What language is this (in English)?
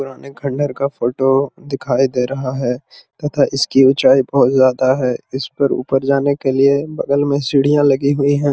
Magahi